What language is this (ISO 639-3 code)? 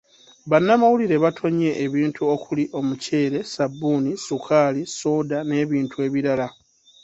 lug